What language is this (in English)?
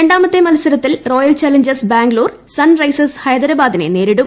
Malayalam